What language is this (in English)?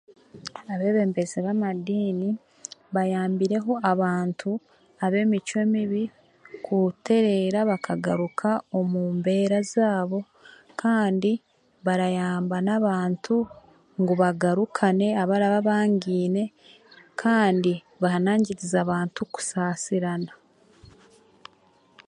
Chiga